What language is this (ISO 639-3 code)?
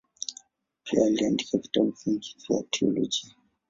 swa